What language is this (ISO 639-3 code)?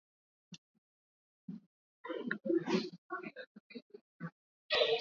swa